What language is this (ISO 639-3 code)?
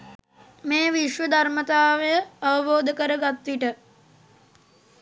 sin